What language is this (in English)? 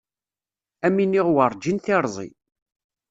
Kabyle